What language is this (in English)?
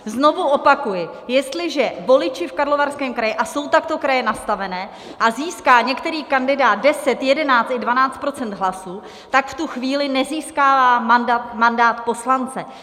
Czech